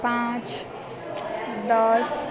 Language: Nepali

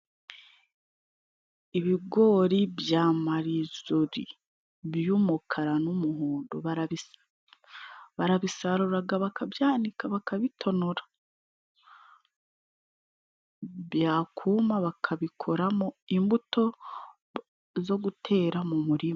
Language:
Kinyarwanda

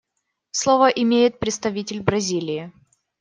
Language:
Russian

